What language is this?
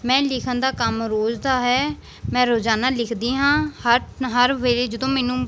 Punjabi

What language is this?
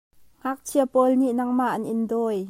Hakha Chin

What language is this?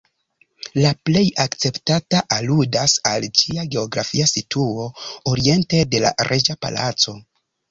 Esperanto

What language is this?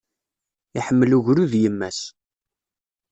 Kabyle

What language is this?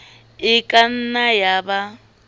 Southern Sotho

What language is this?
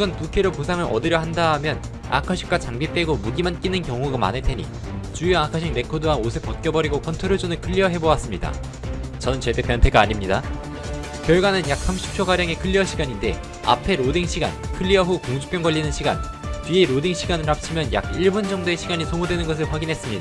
Korean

